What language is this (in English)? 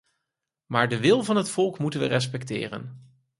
Dutch